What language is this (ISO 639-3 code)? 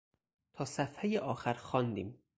fas